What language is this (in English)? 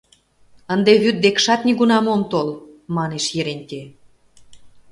Mari